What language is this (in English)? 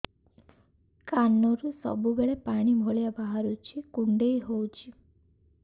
Odia